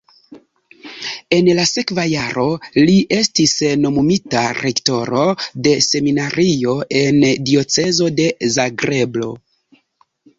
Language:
Esperanto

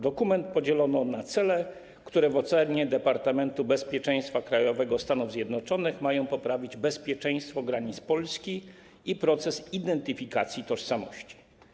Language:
Polish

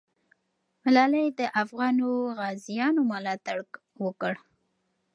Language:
Pashto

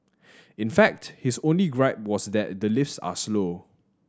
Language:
English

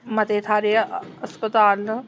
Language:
Dogri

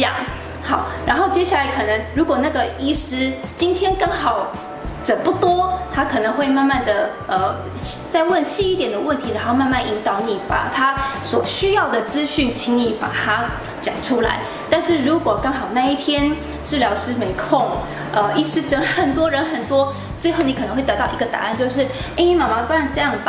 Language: Chinese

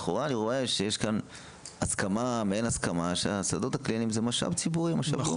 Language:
Hebrew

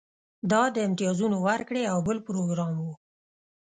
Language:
Pashto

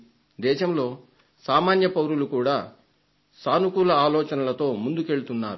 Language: Telugu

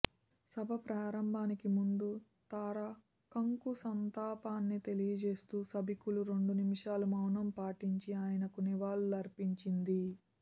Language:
Telugu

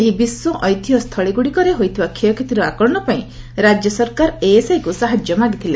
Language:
Odia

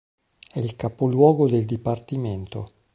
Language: Italian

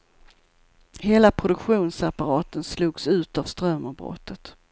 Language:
Swedish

